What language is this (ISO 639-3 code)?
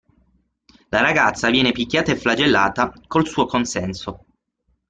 ita